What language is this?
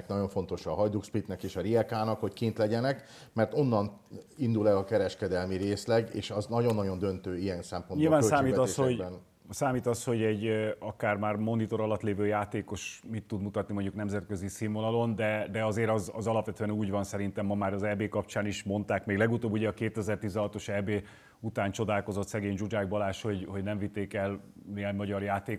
Hungarian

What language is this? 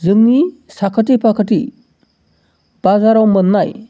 Bodo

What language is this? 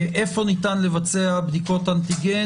Hebrew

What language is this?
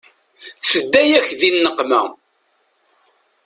Kabyle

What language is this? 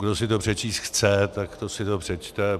Czech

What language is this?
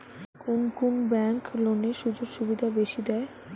Bangla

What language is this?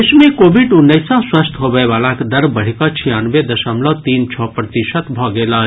Maithili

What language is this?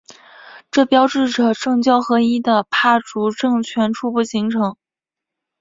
Chinese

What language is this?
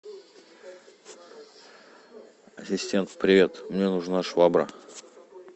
Russian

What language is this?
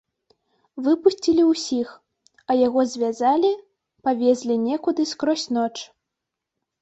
Belarusian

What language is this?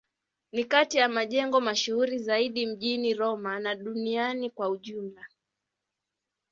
Swahili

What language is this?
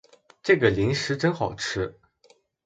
Chinese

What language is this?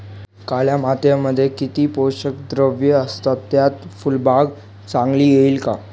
Marathi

